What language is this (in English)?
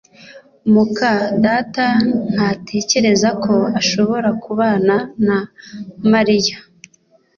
Kinyarwanda